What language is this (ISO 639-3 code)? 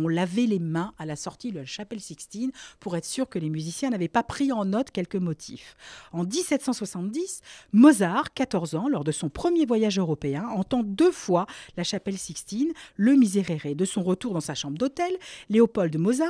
fra